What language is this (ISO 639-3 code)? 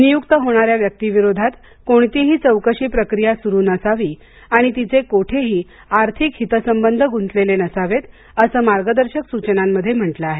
mar